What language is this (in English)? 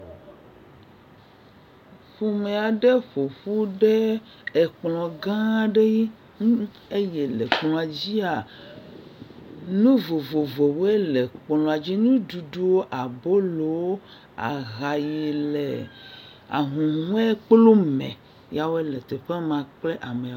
Ewe